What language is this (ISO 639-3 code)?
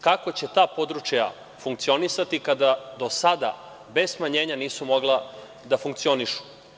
srp